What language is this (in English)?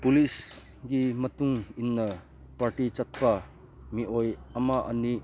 Manipuri